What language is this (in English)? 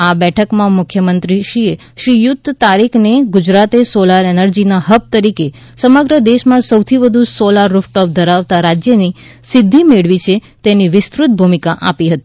Gujarati